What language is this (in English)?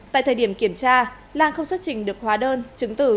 Vietnamese